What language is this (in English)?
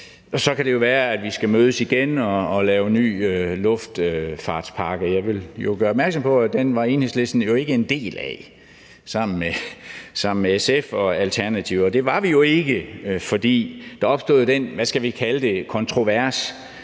Danish